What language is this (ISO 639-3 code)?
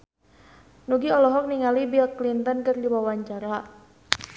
sun